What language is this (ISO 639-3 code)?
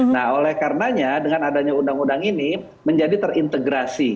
ind